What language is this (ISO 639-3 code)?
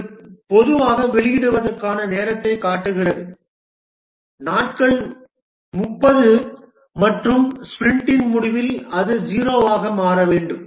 tam